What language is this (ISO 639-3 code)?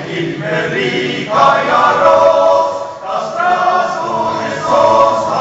ukr